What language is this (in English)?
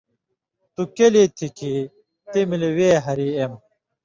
Indus Kohistani